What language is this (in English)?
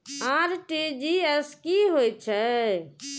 Maithili